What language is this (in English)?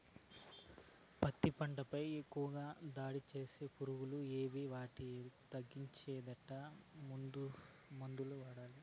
Telugu